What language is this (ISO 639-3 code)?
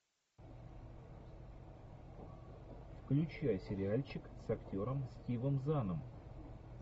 rus